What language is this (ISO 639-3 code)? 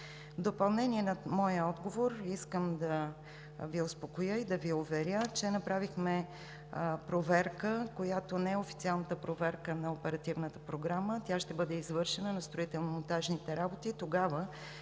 bul